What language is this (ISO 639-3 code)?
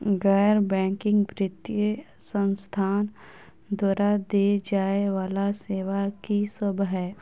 mai